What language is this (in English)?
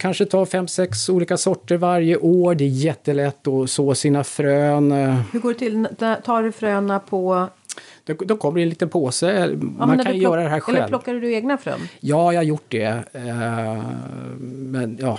Swedish